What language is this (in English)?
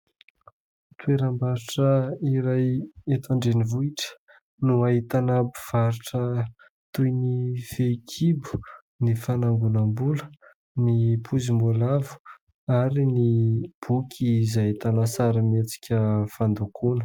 Malagasy